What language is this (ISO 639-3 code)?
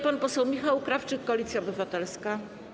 pol